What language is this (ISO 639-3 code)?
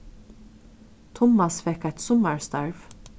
fao